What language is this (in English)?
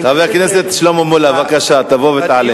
Hebrew